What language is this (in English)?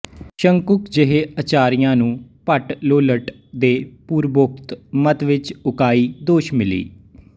Punjabi